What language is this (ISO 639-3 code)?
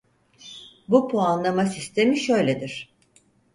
tur